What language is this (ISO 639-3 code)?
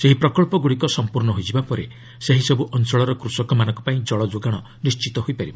ori